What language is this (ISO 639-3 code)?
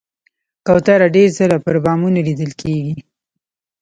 pus